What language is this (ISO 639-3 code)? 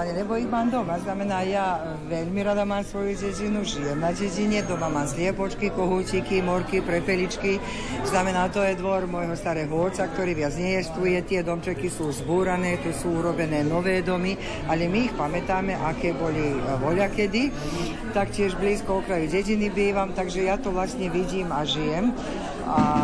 slk